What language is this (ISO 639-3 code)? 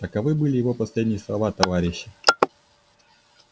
rus